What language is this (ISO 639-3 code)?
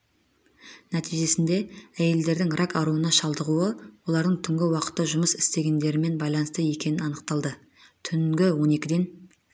kaz